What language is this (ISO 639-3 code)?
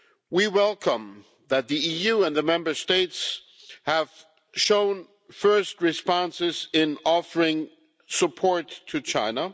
eng